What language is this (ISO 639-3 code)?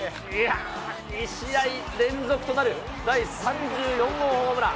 jpn